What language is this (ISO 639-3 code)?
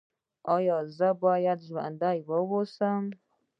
pus